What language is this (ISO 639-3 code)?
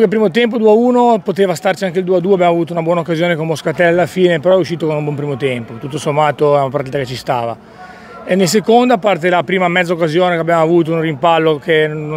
ita